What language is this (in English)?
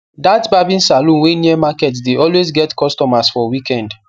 Nigerian Pidgin